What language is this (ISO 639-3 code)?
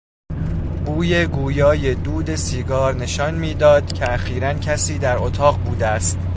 fas